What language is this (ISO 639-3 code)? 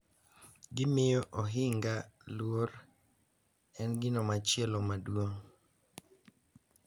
luo